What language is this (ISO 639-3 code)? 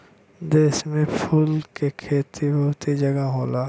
bho